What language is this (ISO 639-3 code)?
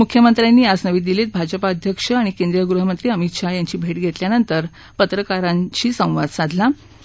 mar